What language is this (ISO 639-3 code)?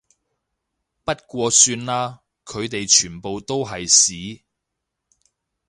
yue